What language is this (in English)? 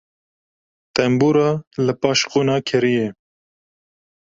Kurdish